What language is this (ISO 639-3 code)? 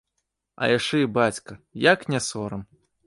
bel